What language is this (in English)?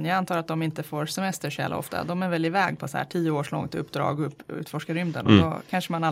Swedish